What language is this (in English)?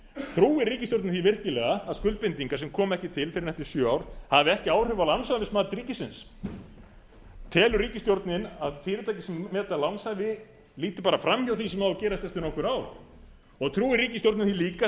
Icelandic